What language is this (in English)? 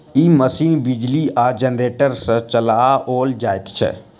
Maithili